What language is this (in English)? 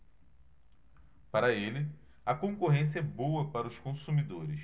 Portuguese